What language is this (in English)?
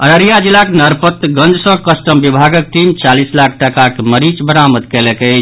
Maithili